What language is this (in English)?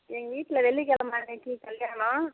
Tamil